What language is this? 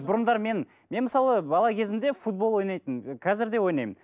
Kazakh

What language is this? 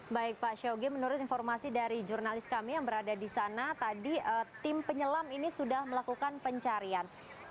Indonesian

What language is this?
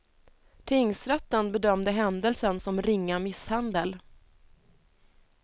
Swedish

